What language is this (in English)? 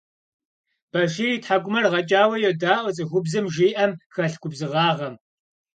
Kabardian